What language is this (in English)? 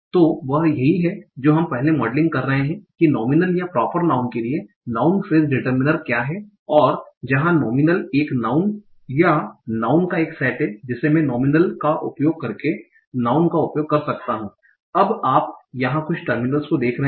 Hindi